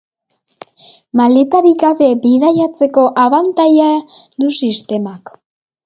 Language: Basque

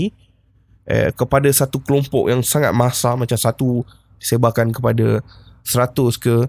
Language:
Malay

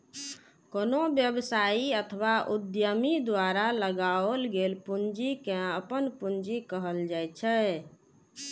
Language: Maithili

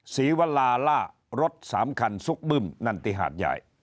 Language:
Thai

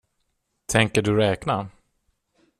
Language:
Swedish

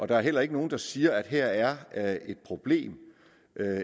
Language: Danish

